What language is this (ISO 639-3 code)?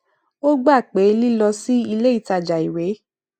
yor